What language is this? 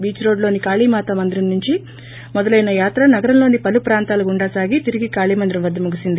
Telugu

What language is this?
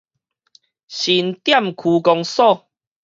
Min Nan Chinese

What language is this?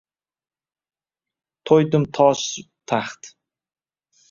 Uzbek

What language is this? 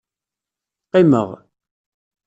Kabyle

